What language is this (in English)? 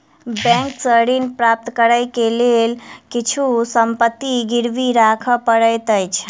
Maithili